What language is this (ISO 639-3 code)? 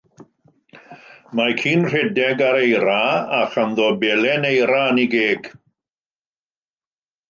cym